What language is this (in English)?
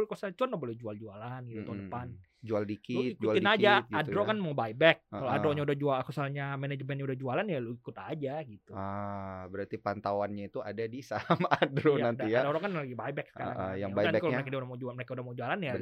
Indonesian